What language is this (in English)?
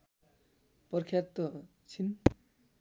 Nepali